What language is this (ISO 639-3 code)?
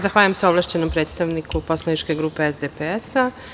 srp